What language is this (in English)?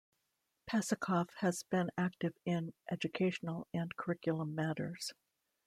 English